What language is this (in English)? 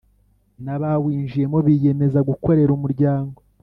Kinyarwanda